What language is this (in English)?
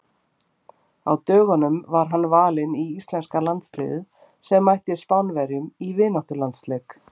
Icelandic